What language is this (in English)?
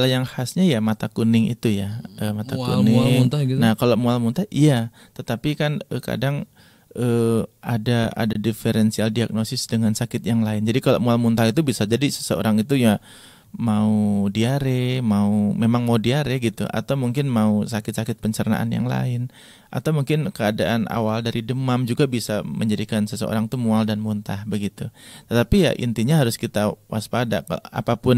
Indonesian